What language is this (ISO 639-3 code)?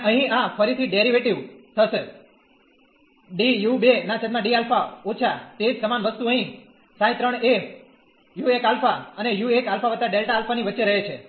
guj